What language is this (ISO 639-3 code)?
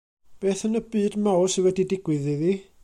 cym